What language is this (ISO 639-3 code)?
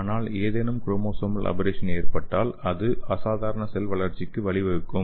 tam